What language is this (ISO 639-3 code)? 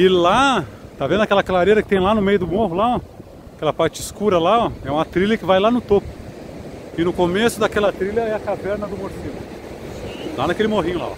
por